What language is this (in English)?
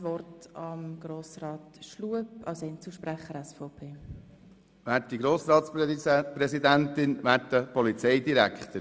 Swiss German